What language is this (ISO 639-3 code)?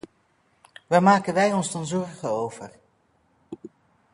nld